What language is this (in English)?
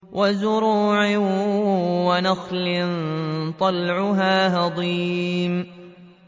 Arabic